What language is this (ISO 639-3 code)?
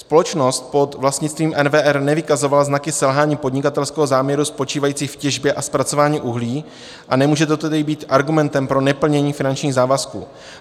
ces